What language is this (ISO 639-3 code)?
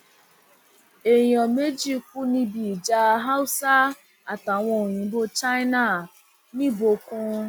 yor